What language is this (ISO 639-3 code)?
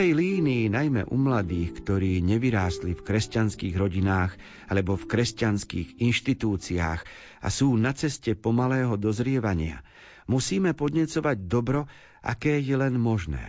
slk